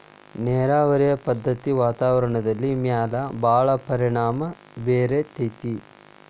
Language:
Kannada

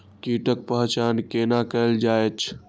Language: Maithili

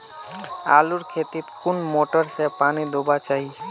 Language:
Magahi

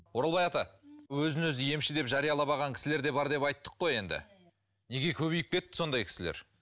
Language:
Kazakh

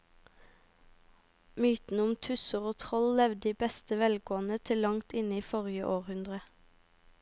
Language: Norwegian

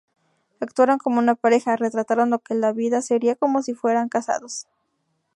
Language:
Spanish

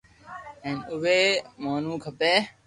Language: Loarki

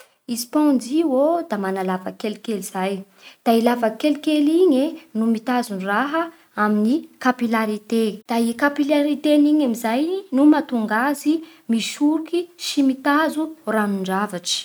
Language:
Bara Malagasy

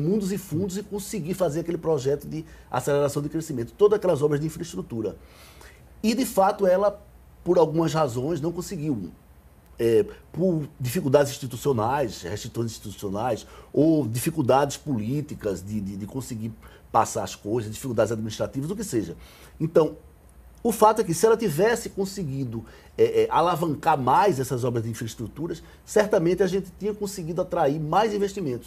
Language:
Portuguese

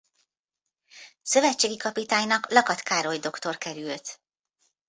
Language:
Hungarian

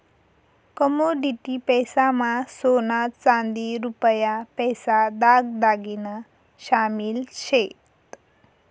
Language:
Marathi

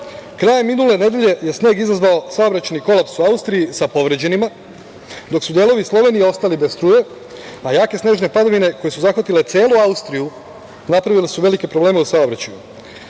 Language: Serbian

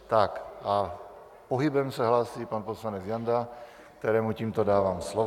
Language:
Czech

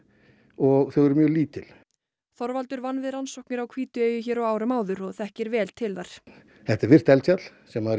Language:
Icelandic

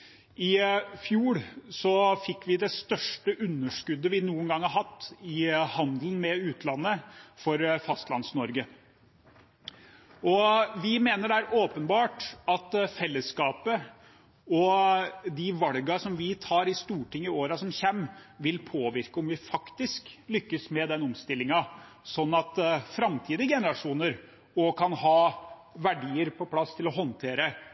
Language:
Norwegian Bokmål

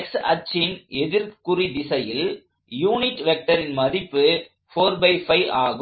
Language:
Tamil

